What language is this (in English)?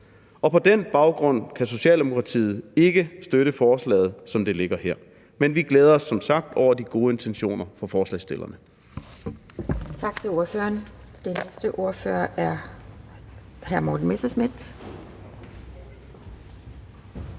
Danish